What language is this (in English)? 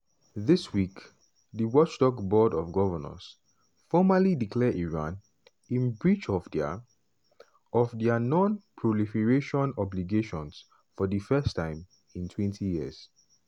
Nigerian Pidgin